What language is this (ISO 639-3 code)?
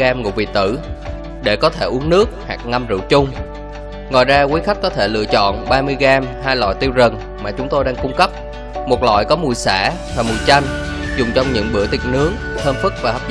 vie